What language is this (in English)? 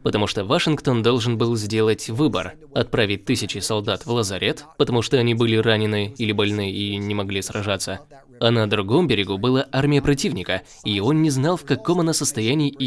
Russian